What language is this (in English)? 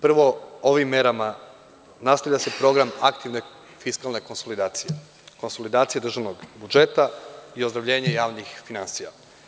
Serbian